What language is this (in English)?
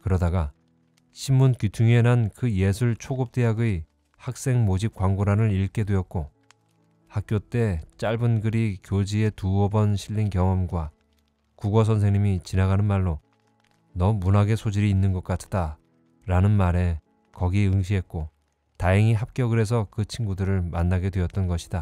Korean